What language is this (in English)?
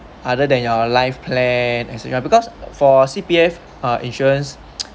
English